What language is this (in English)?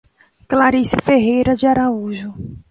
Portuguese